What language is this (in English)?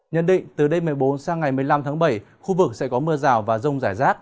Vietnamese